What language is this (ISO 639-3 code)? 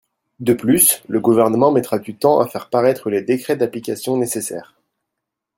fra